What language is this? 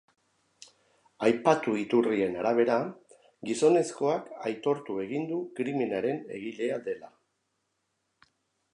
Basque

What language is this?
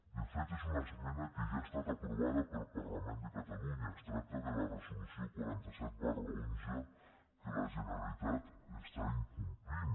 Catalan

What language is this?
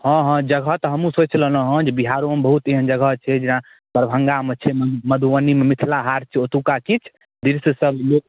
Maithili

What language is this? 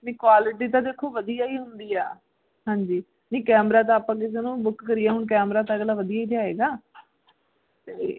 Punjabi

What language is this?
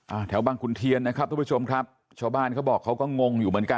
Thai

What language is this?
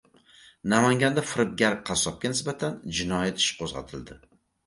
Uzbek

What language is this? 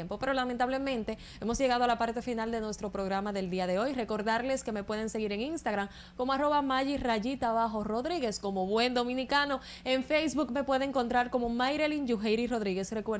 Spanish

